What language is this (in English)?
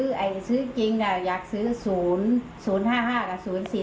Thai